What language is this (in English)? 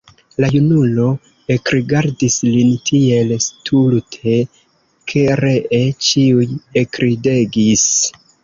Esperanto